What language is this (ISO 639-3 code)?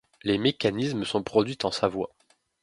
fra